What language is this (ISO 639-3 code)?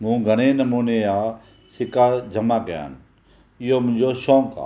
snd